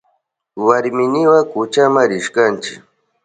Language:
Southern Pastaza Quechua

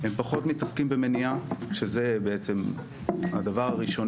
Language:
Hebrew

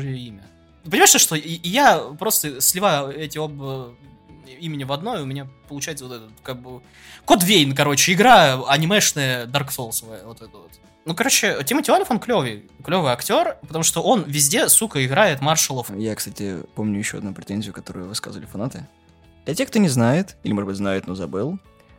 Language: Russian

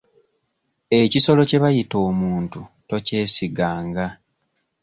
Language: Ganda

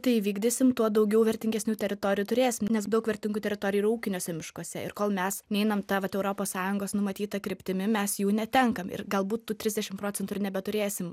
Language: Lithuanian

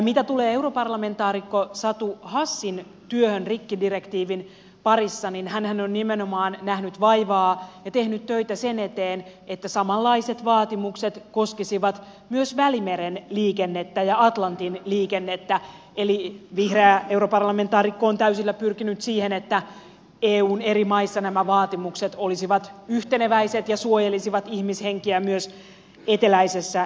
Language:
Finnish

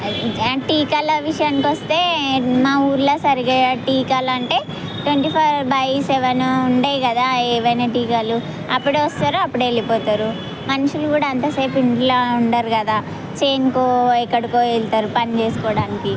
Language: Telugu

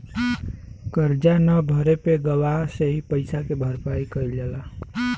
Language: Bhojpuri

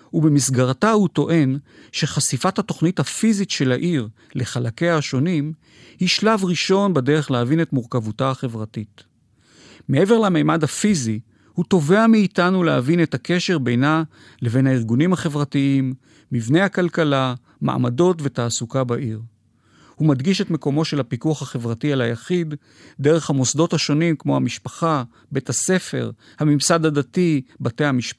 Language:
Hebrew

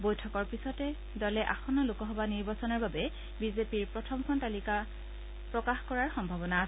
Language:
Assamese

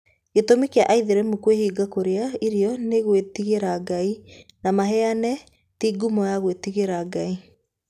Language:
Kikuyu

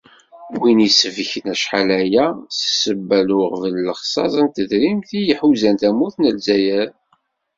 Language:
Kabyle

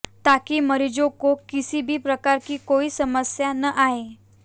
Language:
Hindi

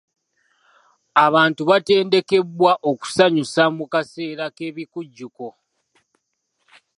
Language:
Ganda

